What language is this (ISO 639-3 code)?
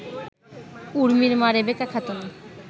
ben